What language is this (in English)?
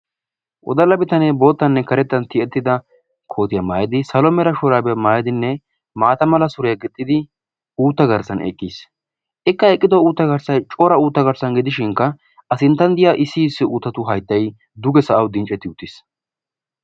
Wolaytta